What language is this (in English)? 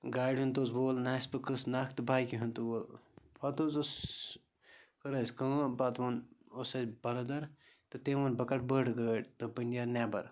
Kashmiri